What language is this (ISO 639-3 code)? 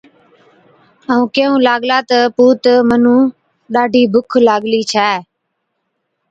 odk